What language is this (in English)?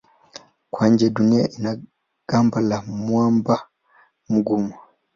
Swahili